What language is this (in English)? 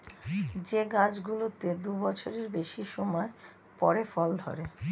Bangla